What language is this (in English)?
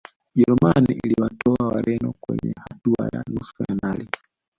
Swahili